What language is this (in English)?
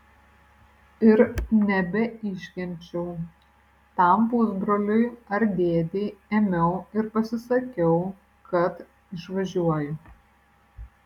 Lithuanian